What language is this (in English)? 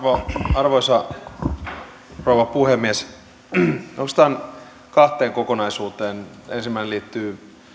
Finnish